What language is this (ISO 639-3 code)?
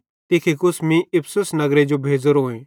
bhd